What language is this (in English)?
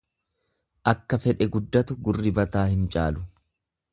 Oromo